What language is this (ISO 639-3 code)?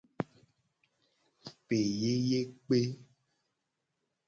gej